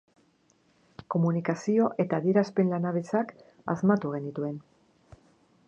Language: Basque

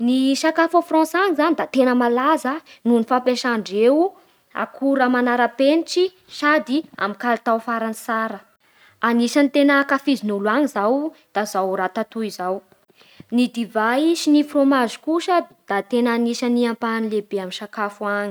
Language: Bara Malagasy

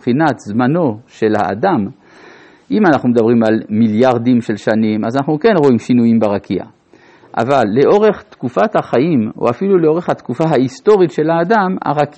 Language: Hebrew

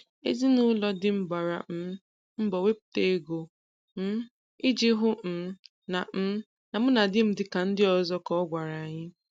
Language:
Igbo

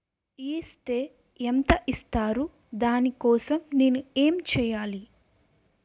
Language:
Telugu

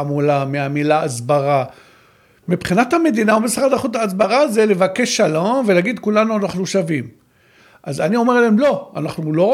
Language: Hebrew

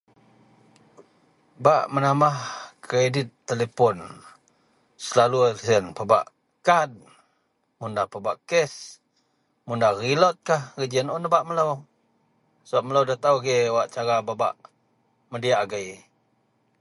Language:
Central Melanau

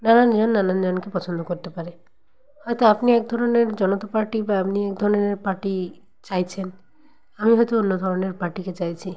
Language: Bangla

